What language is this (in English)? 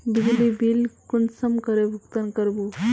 Magahi